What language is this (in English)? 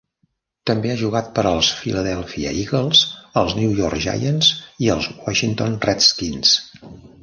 Catalan